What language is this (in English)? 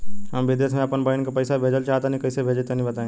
Bhojpuri